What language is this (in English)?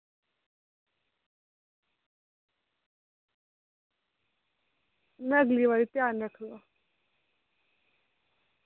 Dogri